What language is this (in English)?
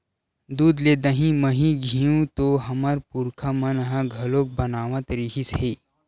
Chhattisgarhi